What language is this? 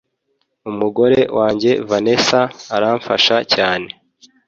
Kinyarwanda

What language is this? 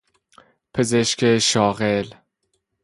Persian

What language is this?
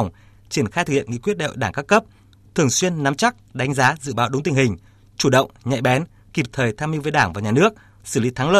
Vietnamese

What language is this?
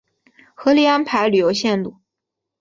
Chinese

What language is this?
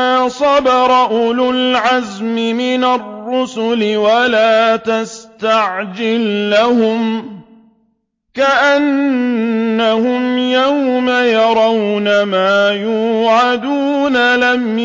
Arabic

